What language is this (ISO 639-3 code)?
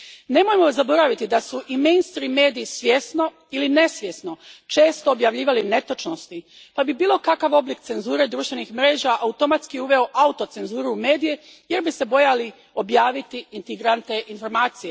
hrv